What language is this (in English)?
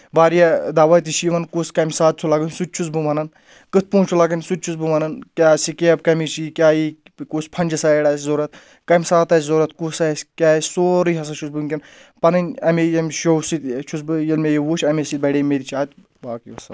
Kashmiri